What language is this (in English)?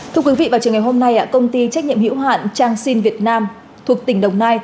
Vietnamese